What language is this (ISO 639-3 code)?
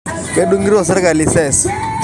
mas